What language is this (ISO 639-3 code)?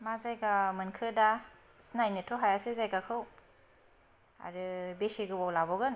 brx